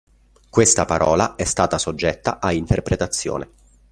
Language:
Italian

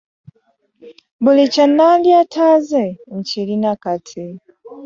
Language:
Ganda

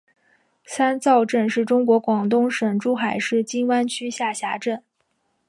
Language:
Chinese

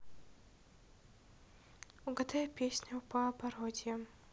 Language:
Russian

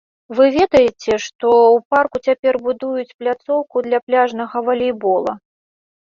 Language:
Belarusian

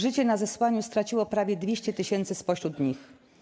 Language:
Polish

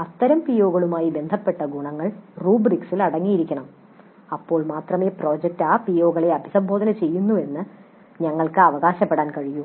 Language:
Malayalam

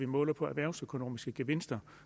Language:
Danish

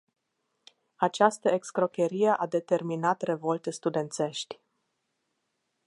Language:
Romanian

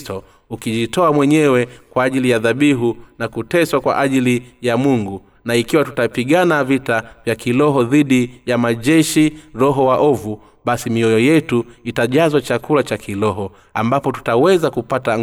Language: Swahili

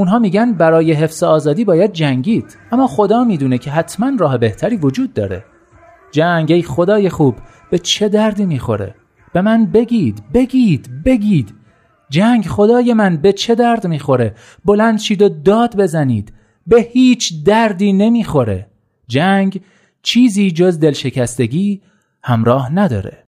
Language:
Persian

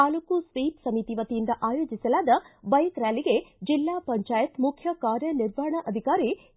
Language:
Kannada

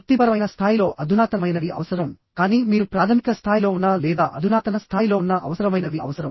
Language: Telugu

